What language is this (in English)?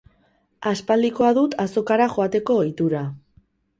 Basque